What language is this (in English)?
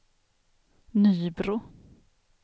Swedish